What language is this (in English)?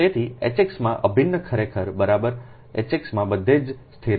Gujarati